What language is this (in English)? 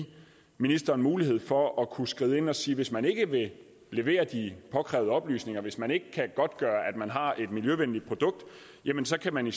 Danish